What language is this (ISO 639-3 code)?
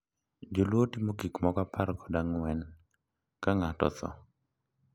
luo